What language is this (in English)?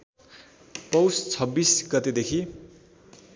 Nepali